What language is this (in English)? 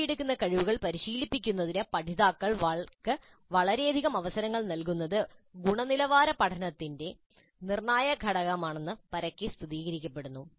Malayalam